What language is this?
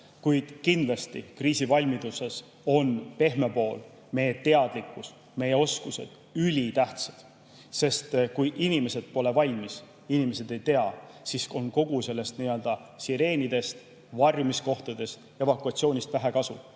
Estonian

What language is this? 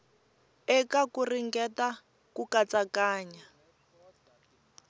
Tsonga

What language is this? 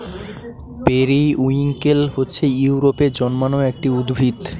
Bangla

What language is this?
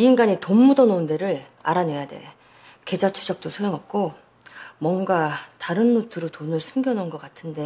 Korean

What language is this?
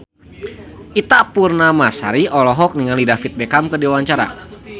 Sundanese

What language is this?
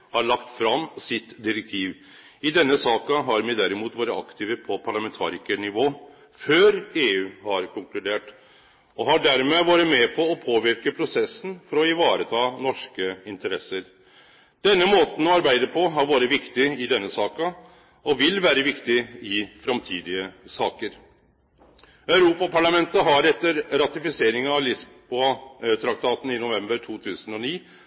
Norwegian Nynorsk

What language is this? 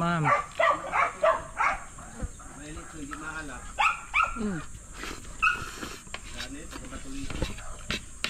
Filipino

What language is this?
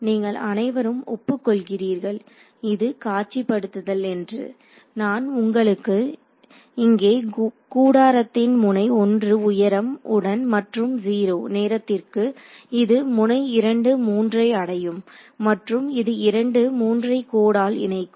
Tamil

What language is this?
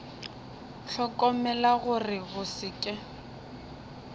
Northern Sotho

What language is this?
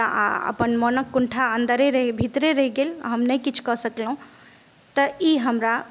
Maithili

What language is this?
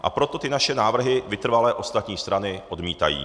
Czech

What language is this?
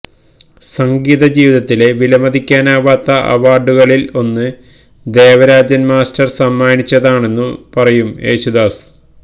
Malayalam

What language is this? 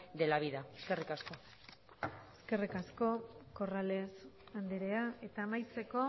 Basque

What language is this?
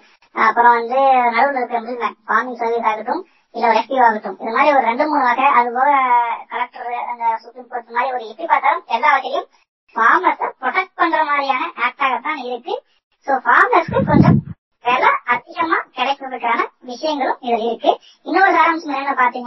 Tamil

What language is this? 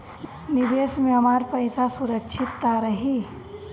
Bhojpuri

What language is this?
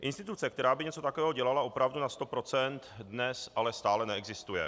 Czech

